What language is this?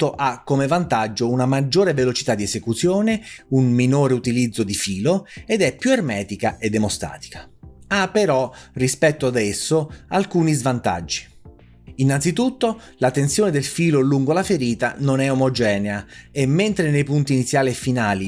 Italian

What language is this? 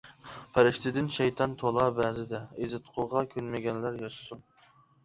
Uyghur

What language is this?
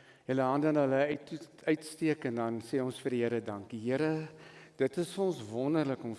Dutch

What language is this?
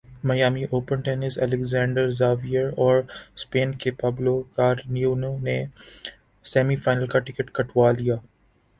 Urdu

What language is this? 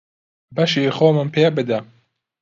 Central Kurdish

